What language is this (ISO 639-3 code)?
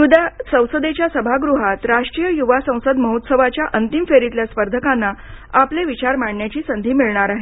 mar